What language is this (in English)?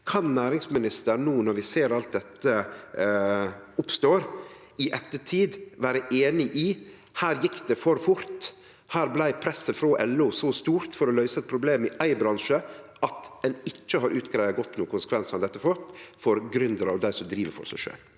Norwegian